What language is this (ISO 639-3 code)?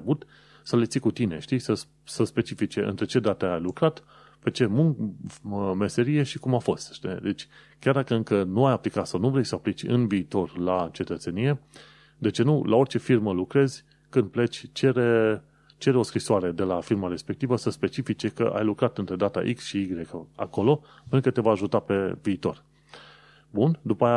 ron